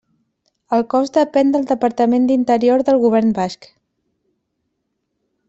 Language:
Catalan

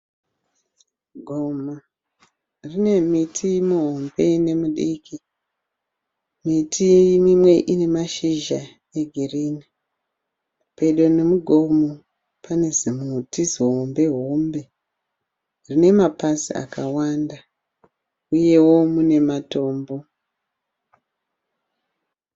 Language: Shona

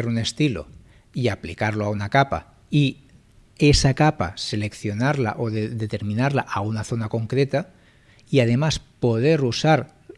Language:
Spanish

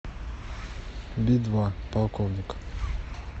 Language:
Russian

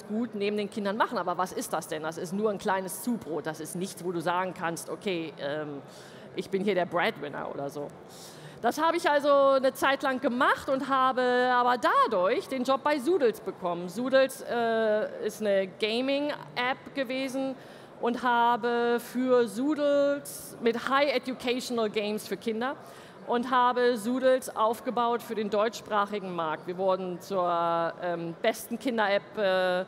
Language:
German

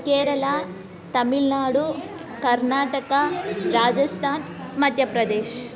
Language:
Kannada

